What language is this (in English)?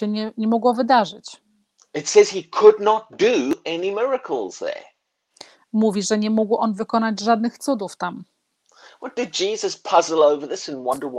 Polish